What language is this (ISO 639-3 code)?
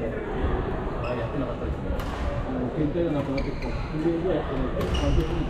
jpn